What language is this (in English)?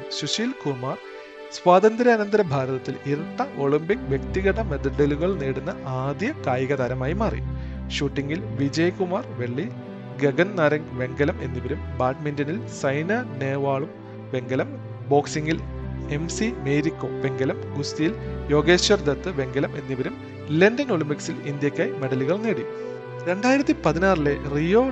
Malayalam